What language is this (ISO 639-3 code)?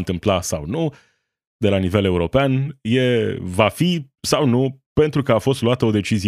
ron